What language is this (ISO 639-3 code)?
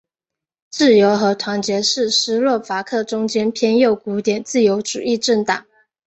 zho